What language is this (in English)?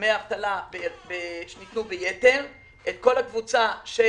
Hebrew